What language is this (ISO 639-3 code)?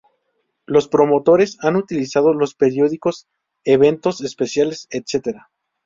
spa